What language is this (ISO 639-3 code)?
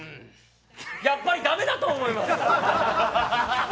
jpn